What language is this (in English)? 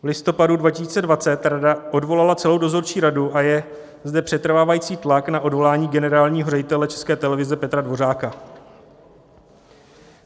Czech